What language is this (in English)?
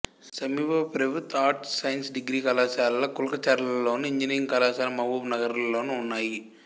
Telugu